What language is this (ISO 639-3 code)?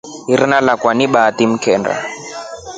rof